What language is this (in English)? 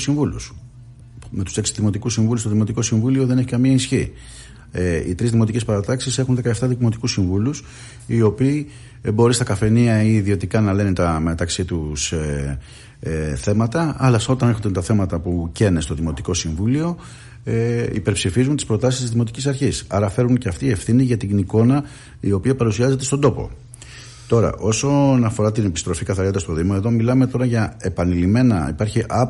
Greek